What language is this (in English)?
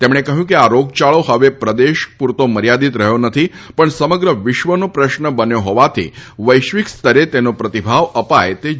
Gujarati